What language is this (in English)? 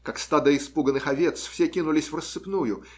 Russian